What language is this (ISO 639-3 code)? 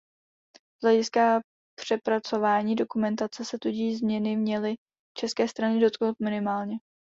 ces